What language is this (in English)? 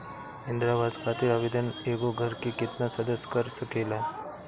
Bhojpuri